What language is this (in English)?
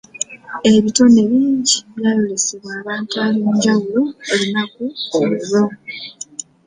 Ganda